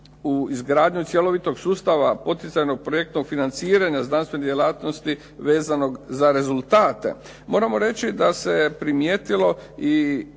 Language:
Croatian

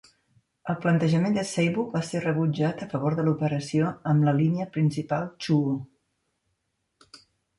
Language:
Catalan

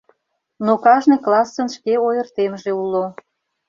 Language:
Mari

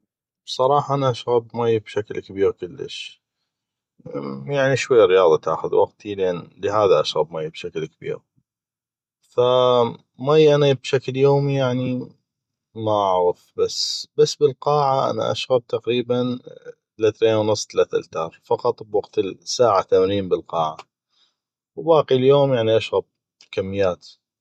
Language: North Mesopotamian Arabic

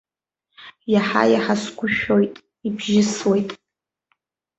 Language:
Abkhazian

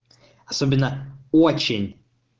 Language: Russian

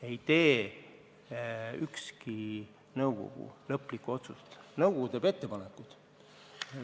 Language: Estonian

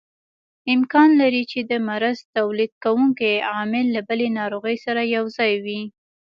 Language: Pashto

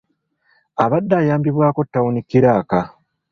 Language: Ganda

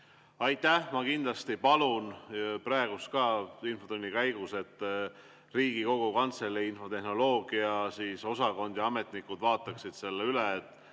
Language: Estonian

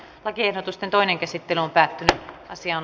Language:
Finnish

